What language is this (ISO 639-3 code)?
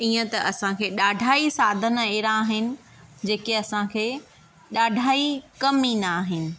snd